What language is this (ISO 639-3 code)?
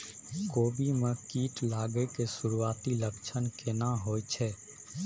mai